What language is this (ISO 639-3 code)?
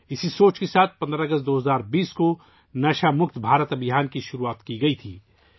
urd